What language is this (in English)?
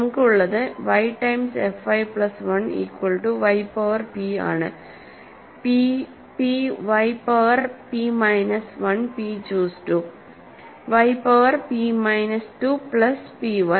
Malayalam